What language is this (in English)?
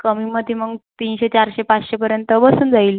Marathi